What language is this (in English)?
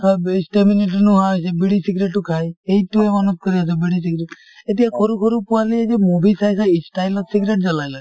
Assamese